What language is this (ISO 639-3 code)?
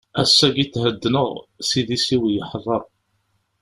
kab